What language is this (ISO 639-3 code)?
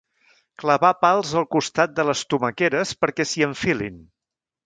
cat